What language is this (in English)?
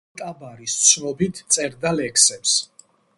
Georgian